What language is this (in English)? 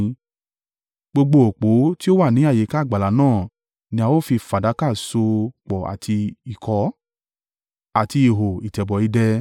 Yoruba